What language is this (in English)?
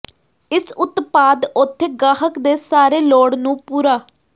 Punjabi